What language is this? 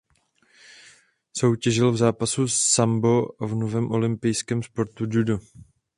Czech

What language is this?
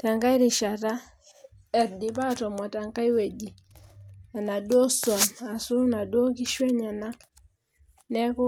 Masai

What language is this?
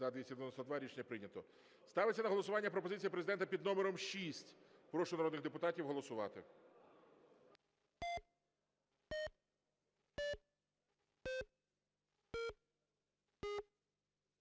Ukrainian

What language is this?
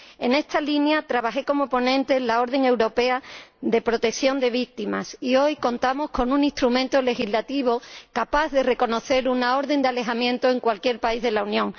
Spanish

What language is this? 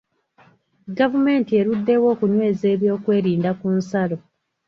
Ganda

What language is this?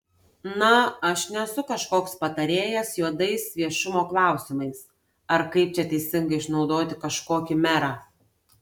Lithuanian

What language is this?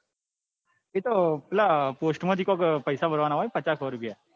Gujarati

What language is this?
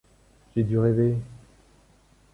French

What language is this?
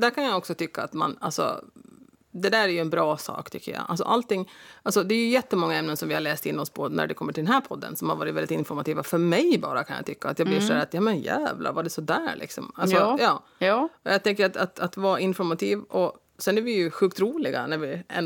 Swedish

